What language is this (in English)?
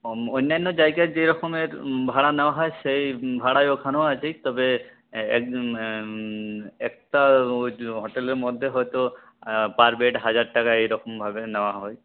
Bangla